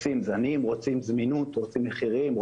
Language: Hebrew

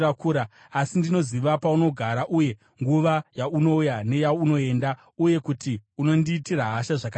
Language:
Shona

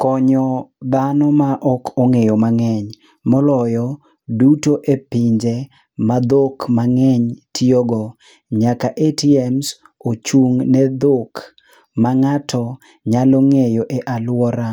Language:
Luo (Kenya and Tanzania)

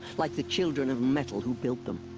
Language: English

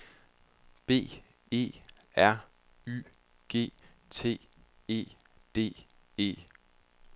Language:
Danish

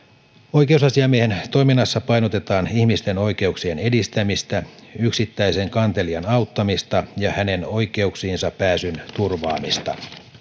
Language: Finnish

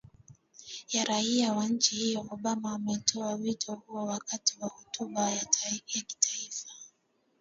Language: Swahili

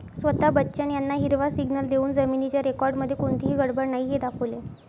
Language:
Marathi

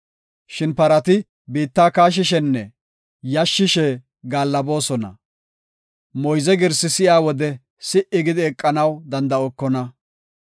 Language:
Gofa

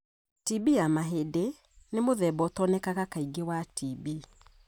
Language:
Kikuyu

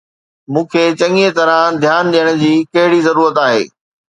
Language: Sindhi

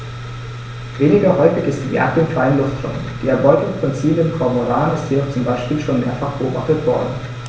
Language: German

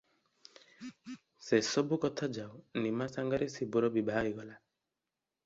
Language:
Odia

